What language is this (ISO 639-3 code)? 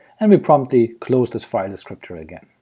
eng